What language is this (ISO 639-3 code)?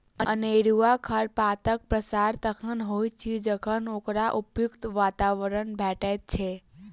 mai